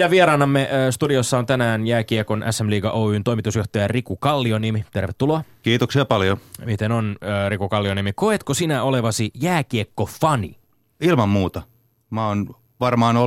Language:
Finnish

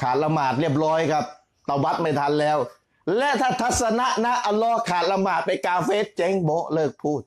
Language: Thai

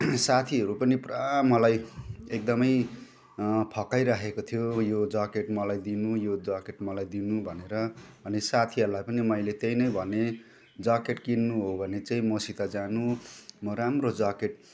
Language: Nepali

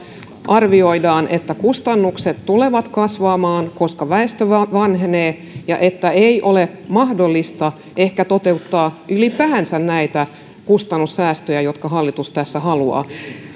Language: Finnish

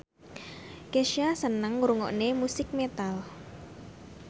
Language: Javanese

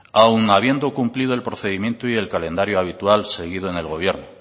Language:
Spanish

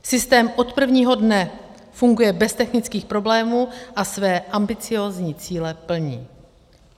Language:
Czech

